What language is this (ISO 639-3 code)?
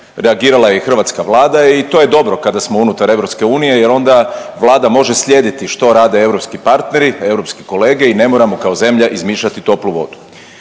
hrv